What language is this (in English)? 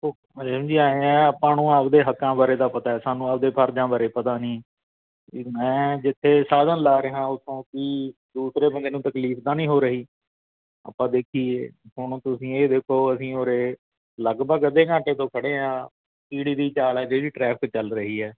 Punjabi